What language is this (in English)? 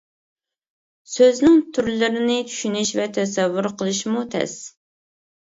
Uyghur